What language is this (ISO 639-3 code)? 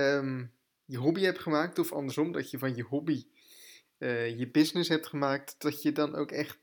nld